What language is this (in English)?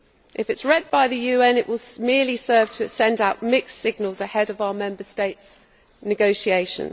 English